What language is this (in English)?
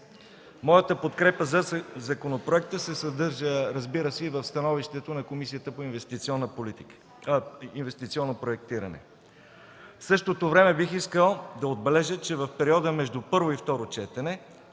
Bulgarian